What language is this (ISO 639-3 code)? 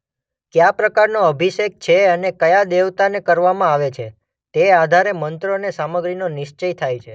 guj